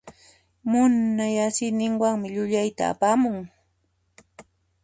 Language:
Puno Quechua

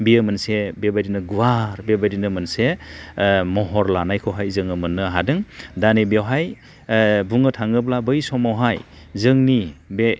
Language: Bodo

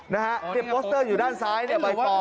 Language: Thai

